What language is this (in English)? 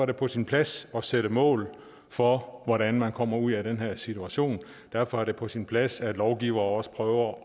Danish